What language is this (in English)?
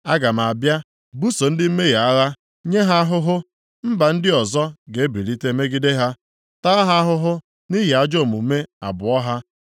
Igbo